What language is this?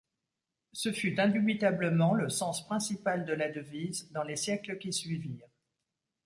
French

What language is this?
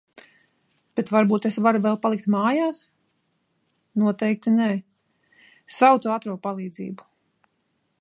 Latvian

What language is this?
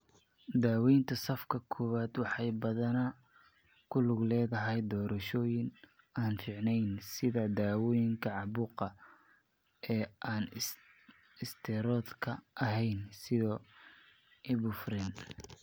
Somali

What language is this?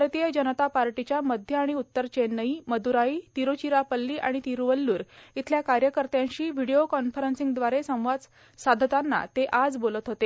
Marathi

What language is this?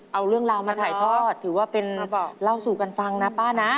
Thai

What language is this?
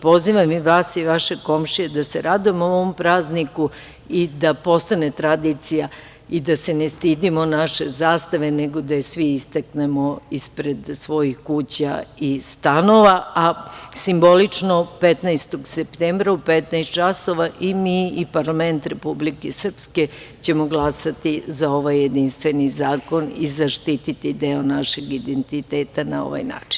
Serbian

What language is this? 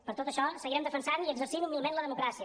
Catalan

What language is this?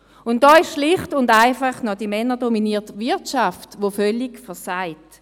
Swiss German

